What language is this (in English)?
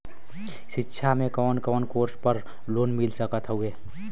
Bhojpuri